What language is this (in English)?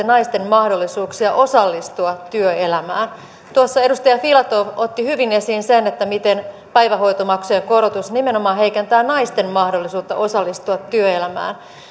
Finnish